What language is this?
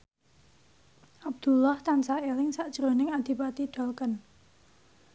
Javanese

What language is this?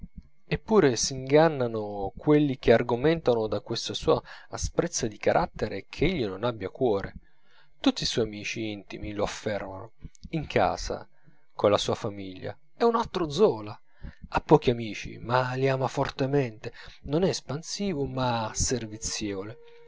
Italian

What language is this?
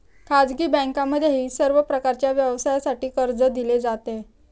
Marathi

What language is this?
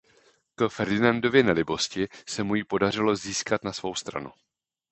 Czech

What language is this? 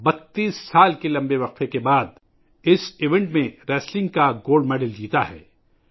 Urdu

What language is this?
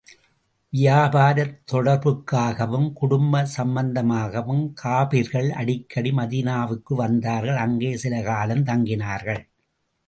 Tamil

